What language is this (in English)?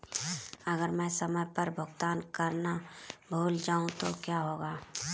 Hindi